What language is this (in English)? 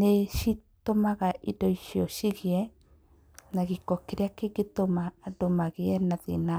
Kikuyu